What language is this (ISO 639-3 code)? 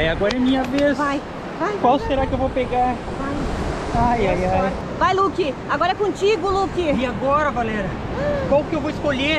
por